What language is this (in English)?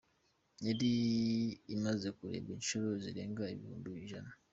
Kinyarwanda